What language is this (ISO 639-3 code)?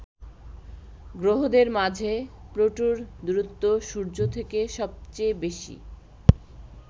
ben